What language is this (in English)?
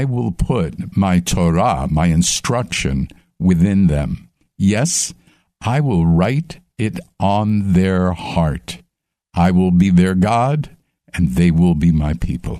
English